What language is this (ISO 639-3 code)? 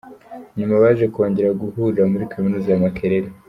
kin